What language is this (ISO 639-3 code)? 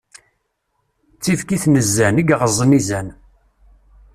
kab